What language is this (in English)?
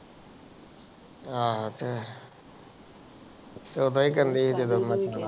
Punjabi